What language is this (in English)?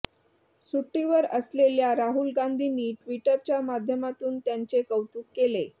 Marathi